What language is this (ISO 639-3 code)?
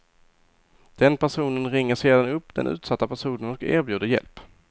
swe